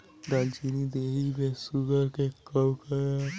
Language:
Bhojpuri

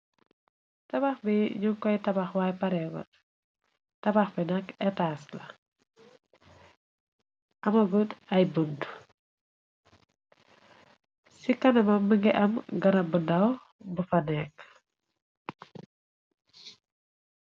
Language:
Wolof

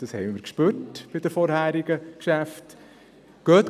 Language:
Swiss German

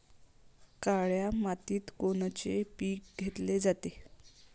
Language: Marathi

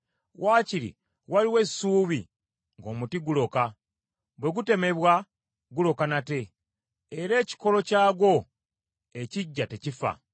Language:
Ganda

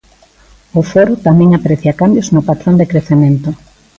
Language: Galician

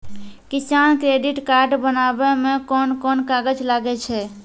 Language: Maithili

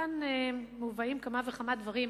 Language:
Hebrew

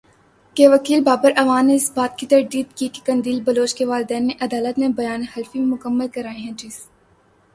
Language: Urdu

